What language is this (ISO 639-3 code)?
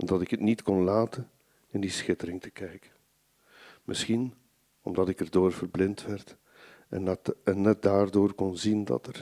nld